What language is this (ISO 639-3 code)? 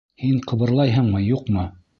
bak